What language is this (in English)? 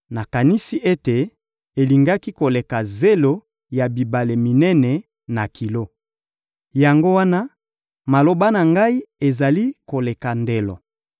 Lingala